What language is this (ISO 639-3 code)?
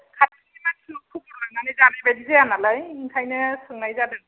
brx